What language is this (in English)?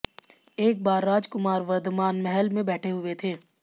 Hindi